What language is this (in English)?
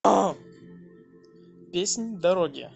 Russian